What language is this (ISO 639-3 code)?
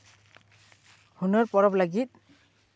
sat